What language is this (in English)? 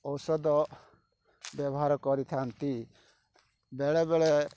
Odia